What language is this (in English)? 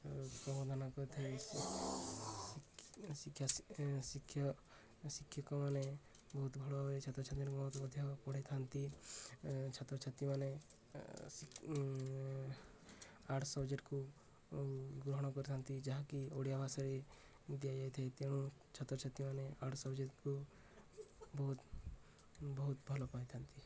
Odia